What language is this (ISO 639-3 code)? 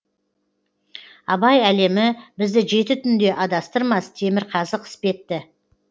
kaz